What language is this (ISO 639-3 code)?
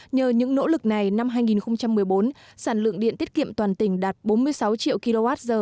vie